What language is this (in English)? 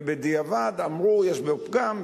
Hebrew